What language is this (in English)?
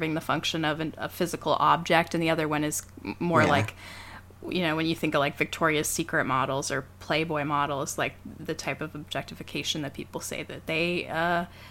English